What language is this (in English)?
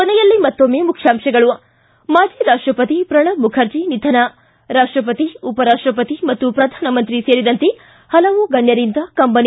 Kannada